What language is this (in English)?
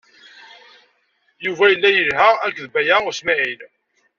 Kabyle